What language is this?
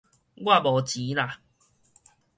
Min Nan Chinese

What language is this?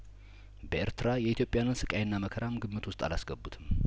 Amharic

